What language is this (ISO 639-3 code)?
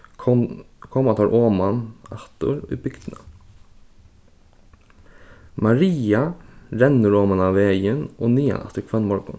fao